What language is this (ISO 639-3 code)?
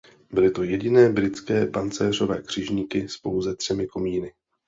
ces